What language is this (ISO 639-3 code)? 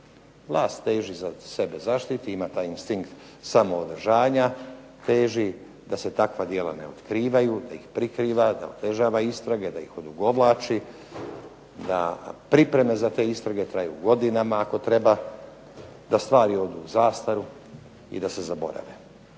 hrv